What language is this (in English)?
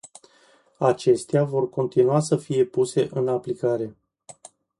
Romanian